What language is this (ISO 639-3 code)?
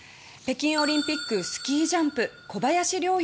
jpn